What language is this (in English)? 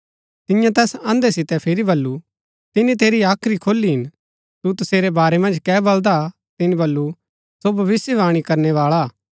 Gaddi